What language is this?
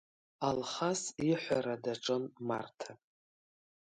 Abkhazian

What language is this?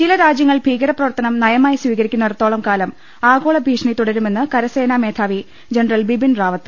Malayalam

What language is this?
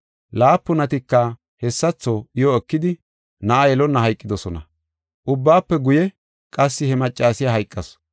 Gofa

